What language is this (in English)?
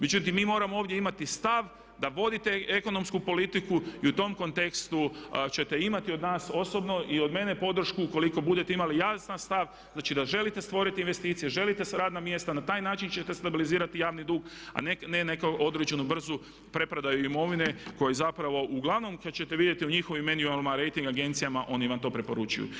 Croatian